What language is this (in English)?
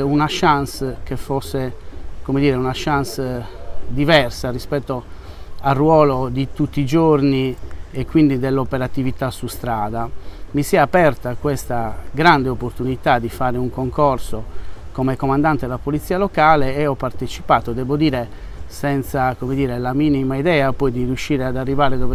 Italian